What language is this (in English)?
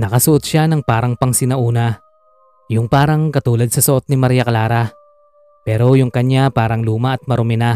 Filipino